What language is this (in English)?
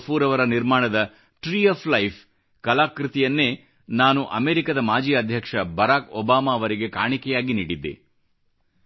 Kannada